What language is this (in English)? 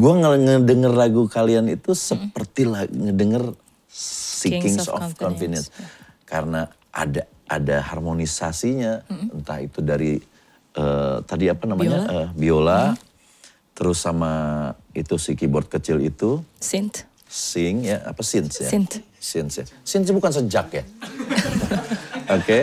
Indonesian